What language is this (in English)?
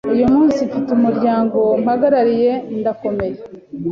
Kinyarwanda